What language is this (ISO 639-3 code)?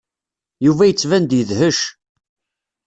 kab